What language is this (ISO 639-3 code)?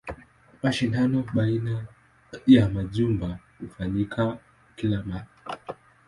swa